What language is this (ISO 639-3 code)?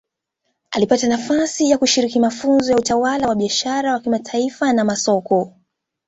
swa